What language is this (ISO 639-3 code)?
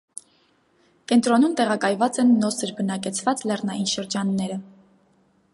hye